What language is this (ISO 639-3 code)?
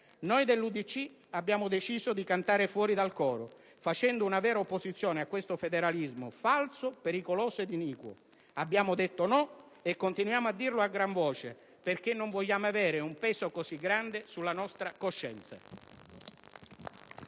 ita